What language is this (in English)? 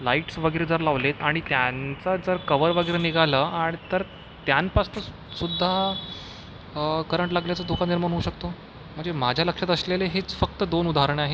Marathi